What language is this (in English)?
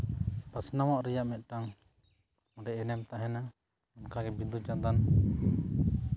Santali